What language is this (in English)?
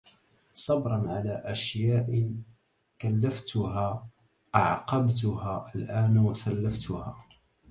Arabic